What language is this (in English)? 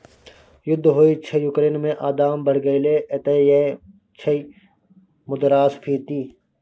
Maithili